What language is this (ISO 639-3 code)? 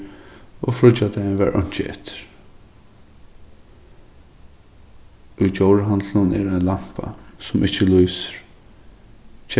fao